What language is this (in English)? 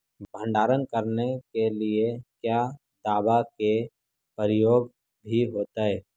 Magahi